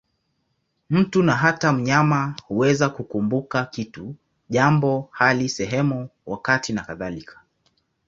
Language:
Swahili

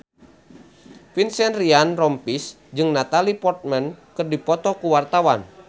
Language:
Sundanese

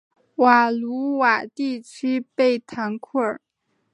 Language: Chinese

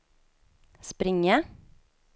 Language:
Swedish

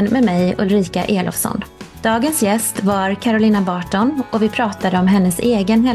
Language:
Swedish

